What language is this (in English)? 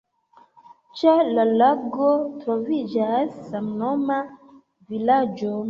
Esperanto